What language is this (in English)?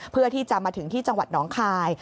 Thai